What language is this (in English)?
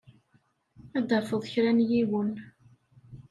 Kabyle